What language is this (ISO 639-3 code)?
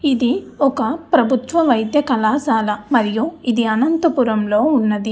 tel